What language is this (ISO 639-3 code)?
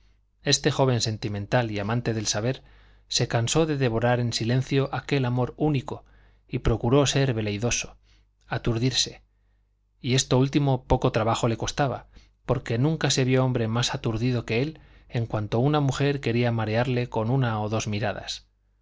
spa